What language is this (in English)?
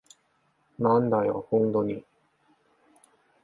Japanese